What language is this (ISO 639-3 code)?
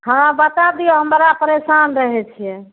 mai